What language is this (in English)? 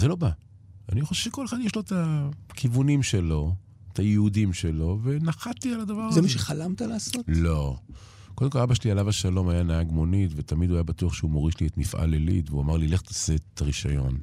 Hebrew